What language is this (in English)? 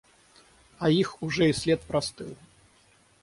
Russian